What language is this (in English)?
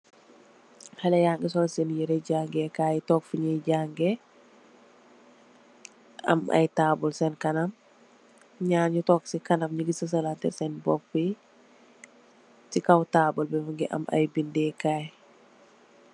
Wolof